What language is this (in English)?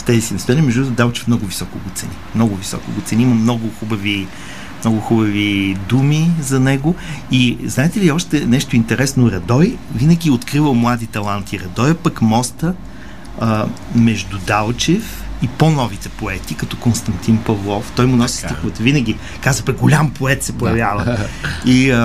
Bulgarian